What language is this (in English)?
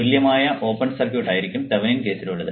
Malayalam